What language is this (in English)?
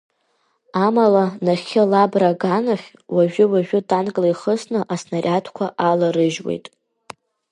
Abkhazian